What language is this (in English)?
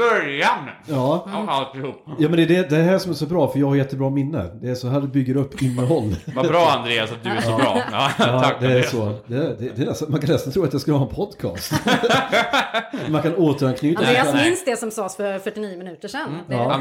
Swedish